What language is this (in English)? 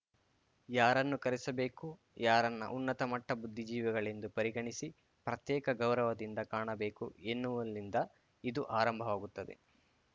Kannada